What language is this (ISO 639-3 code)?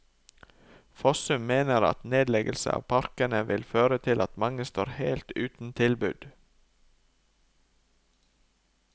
nor